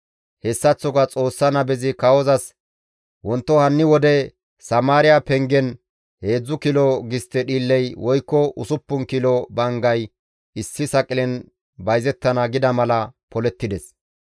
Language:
Gamo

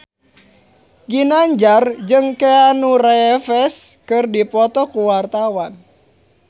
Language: Sundanese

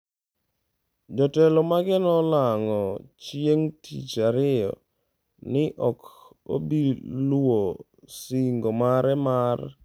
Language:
Luo (Kenya and Tanzania)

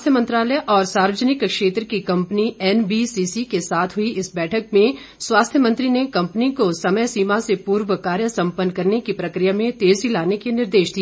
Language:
Hindi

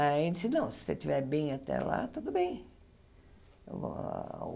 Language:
Portuguese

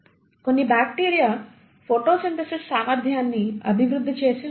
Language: Telugu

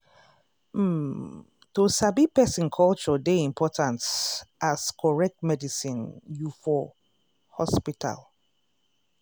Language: Nigerian Pidgin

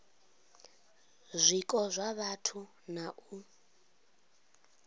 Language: Venda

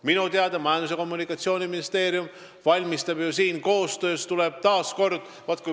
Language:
Estonian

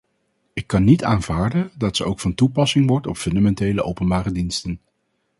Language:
Dutch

